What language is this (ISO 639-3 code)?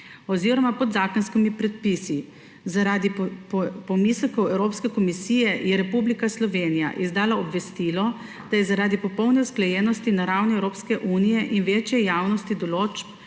slv